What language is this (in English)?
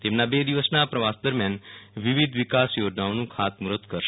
Gujarati